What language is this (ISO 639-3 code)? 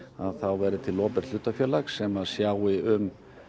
isl